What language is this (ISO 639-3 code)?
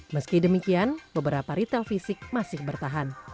ind